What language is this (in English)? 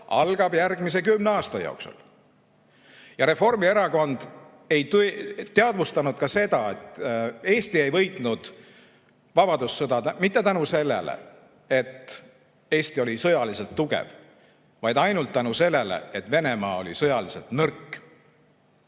Estonian